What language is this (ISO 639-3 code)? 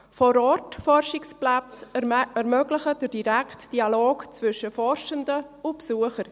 gsw